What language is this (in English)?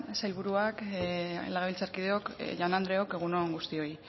Basque